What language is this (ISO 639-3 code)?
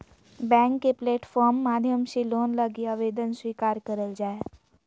mag